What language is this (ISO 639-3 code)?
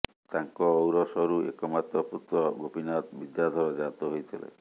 ori